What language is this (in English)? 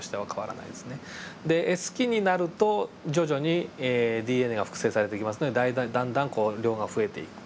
Japanese